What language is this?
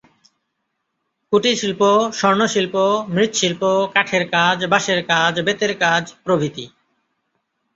Bangla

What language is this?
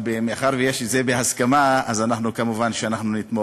Hebrew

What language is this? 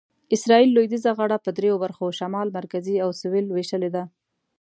Pashto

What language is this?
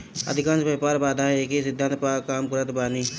Bhojpuri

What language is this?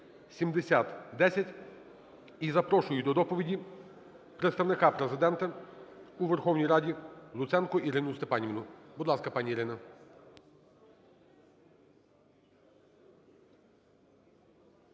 Ukrainian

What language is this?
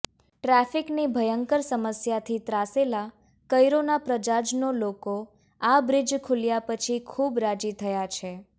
Gujarati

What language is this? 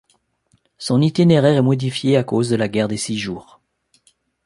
French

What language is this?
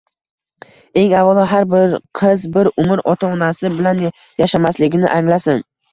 Uzbek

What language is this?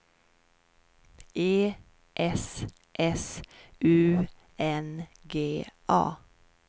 Swedish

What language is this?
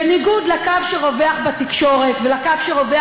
Hebrew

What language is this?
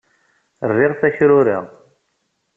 Kabyle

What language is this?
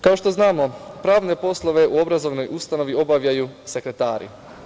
Serbian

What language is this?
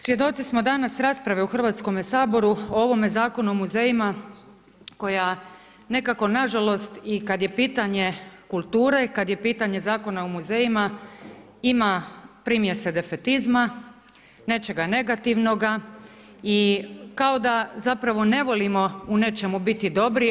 Croatian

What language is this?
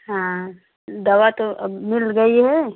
Hindi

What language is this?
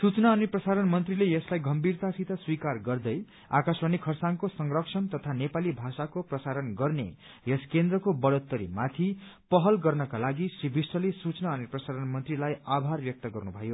Nepali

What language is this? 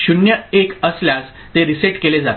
Marathi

